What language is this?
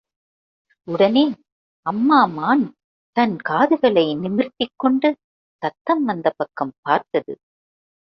Tamil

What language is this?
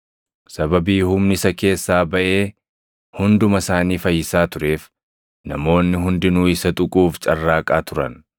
Oromo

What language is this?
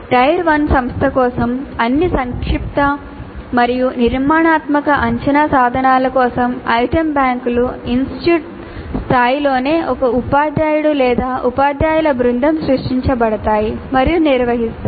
Telugu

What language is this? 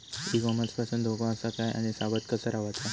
Marathi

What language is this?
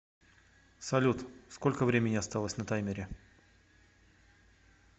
Russian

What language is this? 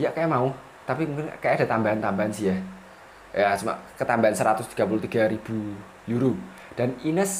Indonesian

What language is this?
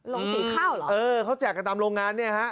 Thai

